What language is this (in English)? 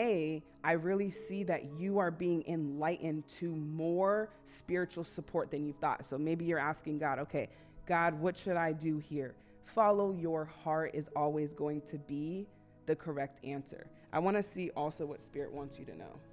English